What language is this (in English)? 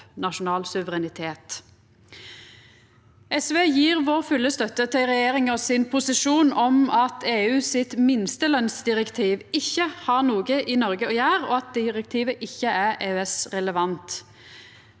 Norwegian